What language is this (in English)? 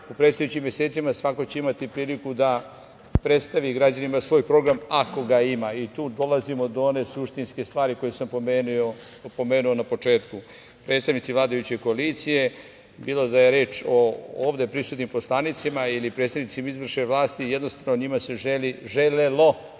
Serbian